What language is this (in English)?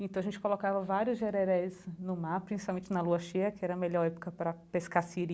Portuguese